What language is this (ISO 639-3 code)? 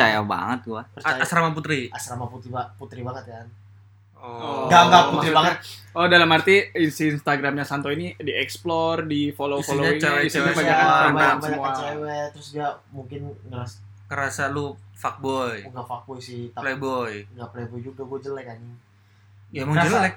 ind